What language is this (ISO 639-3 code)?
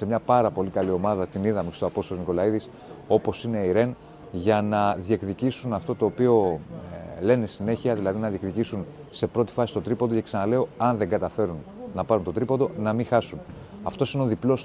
ell